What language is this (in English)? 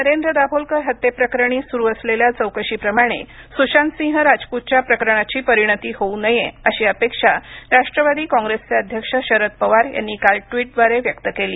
Marathi